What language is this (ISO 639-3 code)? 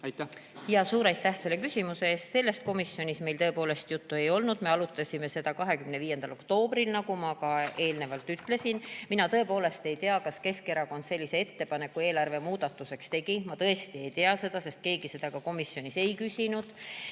est